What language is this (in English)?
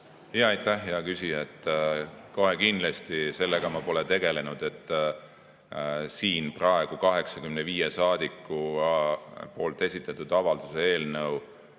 Estonian